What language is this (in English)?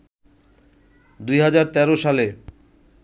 Bangla